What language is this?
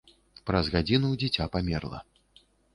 Belarusian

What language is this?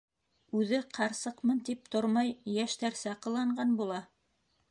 Bashkir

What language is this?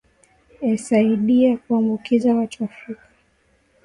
Swahili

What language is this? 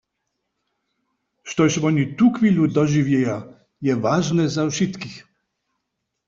Upper Sorbian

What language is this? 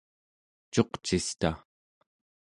Central Yupik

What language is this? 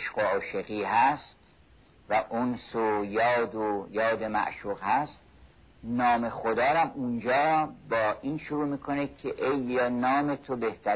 Persian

